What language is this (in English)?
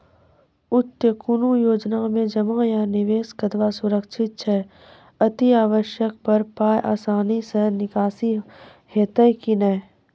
Maithili